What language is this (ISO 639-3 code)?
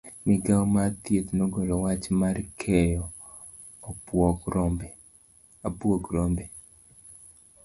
luo